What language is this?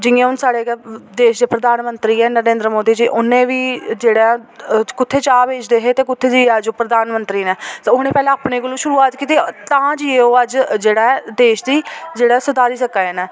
Dogri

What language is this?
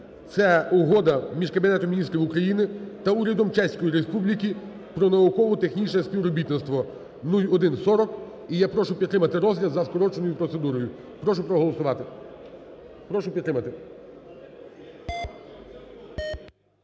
Ukrainian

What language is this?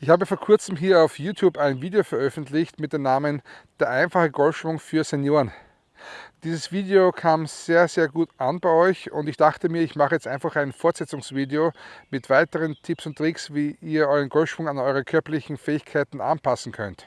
German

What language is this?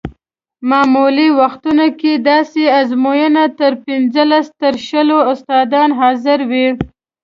Pashto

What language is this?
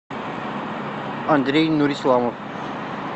Russian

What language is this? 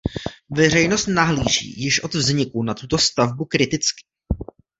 Czech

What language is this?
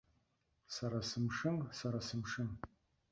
Abkhazian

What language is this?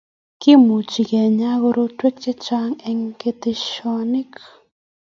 Kalenjin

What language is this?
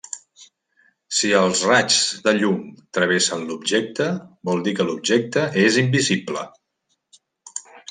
Catalan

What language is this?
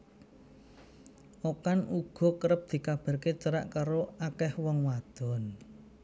Javanese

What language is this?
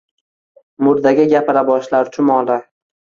Uzbek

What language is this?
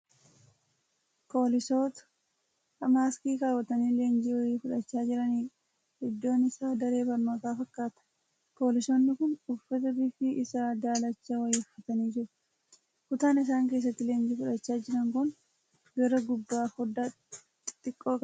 Oromo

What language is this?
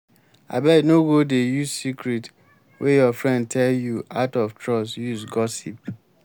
Nigerian Pidgin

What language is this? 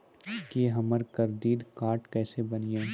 Maithili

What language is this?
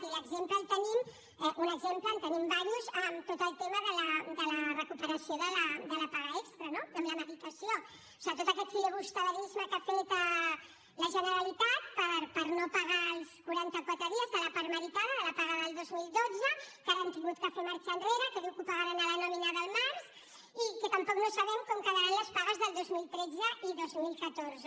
Catalan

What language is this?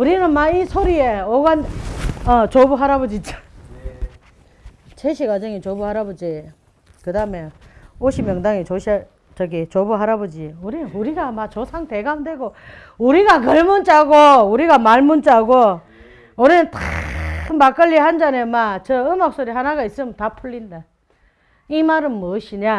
Korean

